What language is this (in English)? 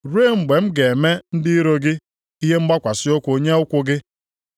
Igbo